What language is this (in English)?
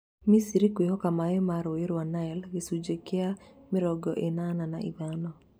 Kikuyu